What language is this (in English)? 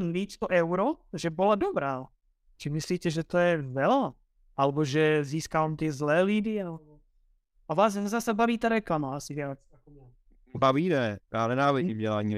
Czech